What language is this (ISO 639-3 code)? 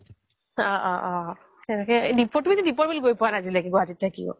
asm